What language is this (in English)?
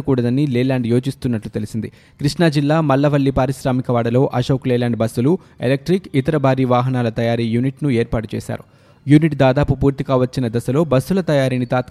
Telugu